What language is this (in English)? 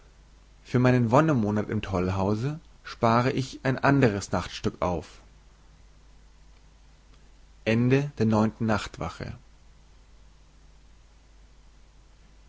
German